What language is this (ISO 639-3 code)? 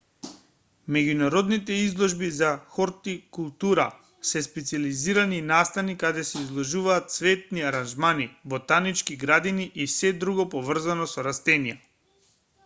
mkd